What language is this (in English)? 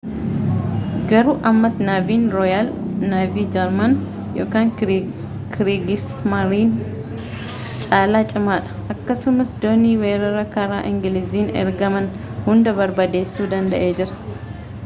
Oromo